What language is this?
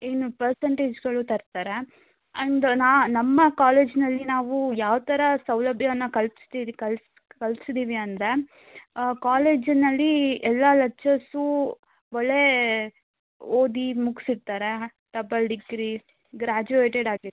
Kannada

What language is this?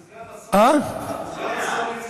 Hebrew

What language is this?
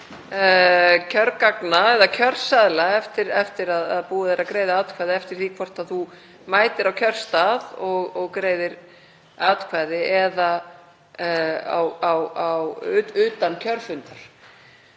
Icelandic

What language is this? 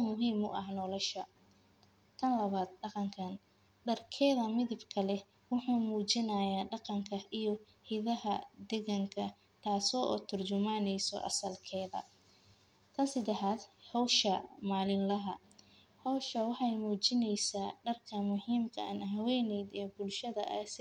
Somali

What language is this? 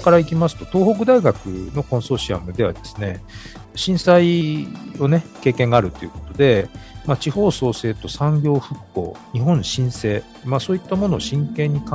Japanese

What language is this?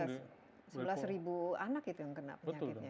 Indonesian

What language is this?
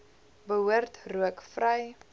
Afrikaans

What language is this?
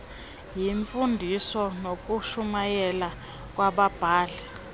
Xhosa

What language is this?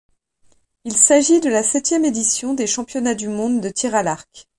French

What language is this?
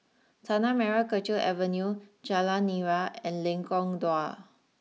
English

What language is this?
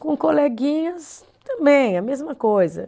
Portuguese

